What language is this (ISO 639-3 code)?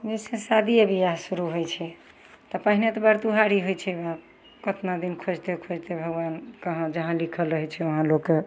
mai